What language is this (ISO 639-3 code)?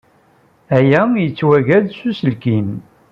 kab